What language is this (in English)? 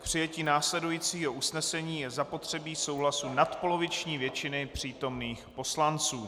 Czech